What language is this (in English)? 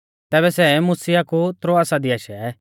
Mahasu Pahari